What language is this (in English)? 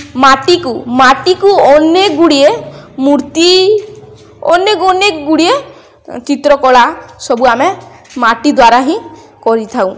Odia